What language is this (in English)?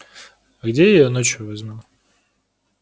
Russian